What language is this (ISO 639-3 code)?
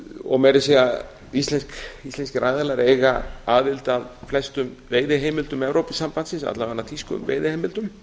isl